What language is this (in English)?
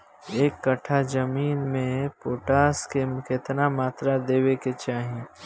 Bhojpuri